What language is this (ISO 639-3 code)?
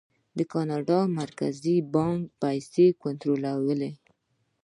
pus